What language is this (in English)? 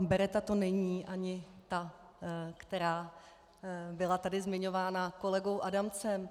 Czech